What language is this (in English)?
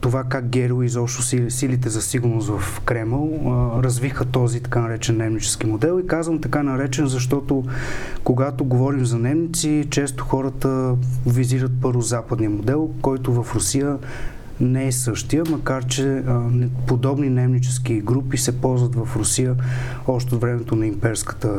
Bulgarian